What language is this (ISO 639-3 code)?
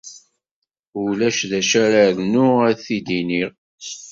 kab